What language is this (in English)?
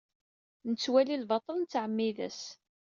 Kabyle